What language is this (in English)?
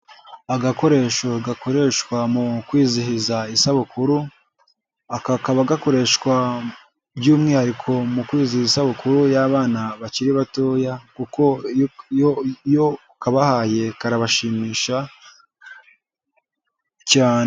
Kinyarwanda